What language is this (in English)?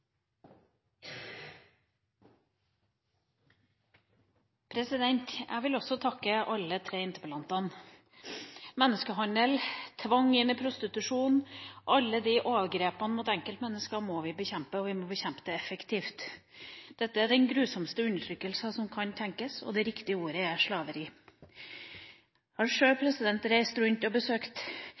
Norwegian Bokmål